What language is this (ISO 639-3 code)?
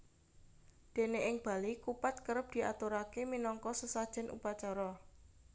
jav